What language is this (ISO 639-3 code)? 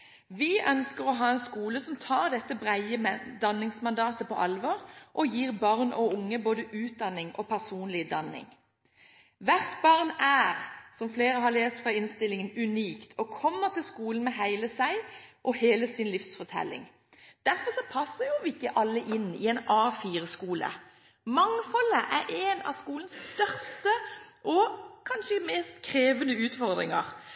nob